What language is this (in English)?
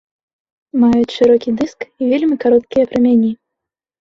Belarusian